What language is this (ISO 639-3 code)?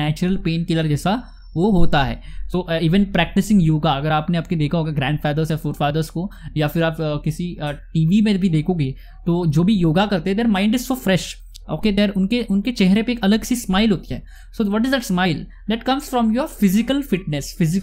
hin